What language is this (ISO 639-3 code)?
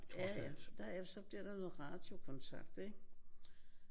dan